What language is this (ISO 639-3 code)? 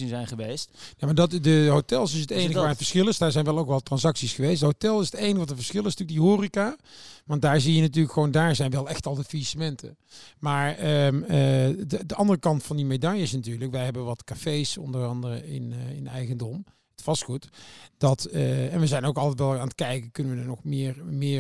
nld